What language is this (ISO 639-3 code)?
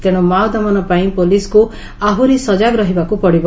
ori